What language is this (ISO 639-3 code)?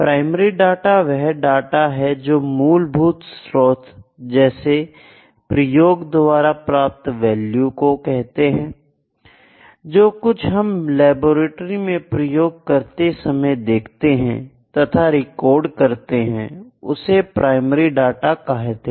hin